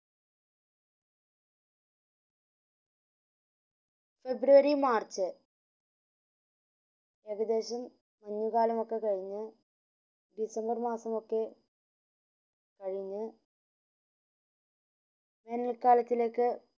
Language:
Malayalam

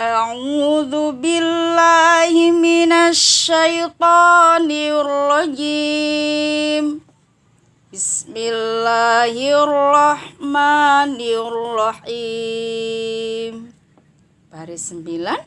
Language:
Indonesian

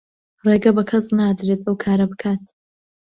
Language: Central Kurdish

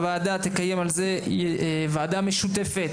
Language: Hebrew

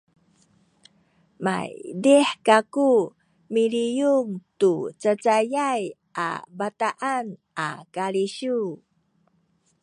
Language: Sakizaya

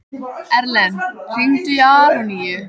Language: Icelandic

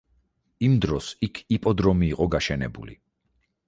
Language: Georgian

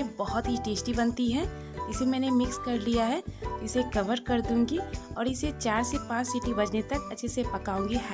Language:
Hindi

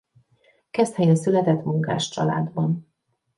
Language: Hungarian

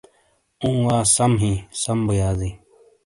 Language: Shina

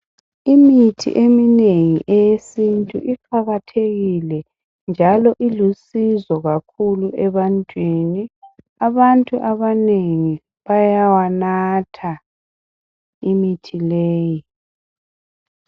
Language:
North Ndebele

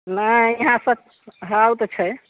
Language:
Maithili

